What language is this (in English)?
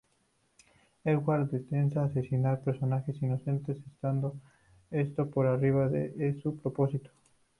Spanish